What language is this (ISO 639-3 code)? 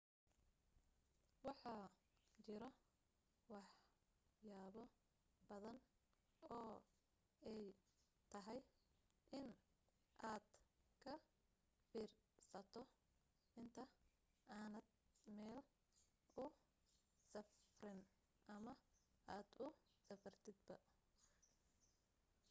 som